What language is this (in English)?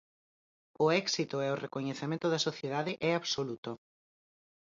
Galician